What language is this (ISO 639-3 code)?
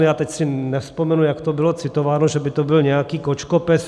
ces